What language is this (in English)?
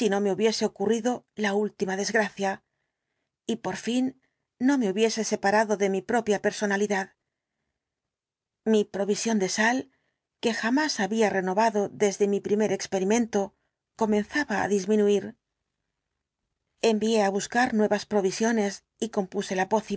Spanish